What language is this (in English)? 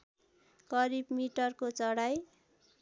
Nepali